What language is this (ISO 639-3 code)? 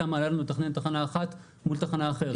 heb